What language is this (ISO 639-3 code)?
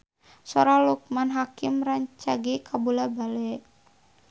sun